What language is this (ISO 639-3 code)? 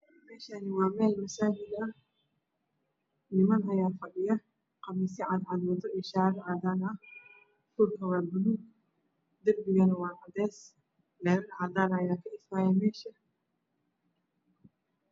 som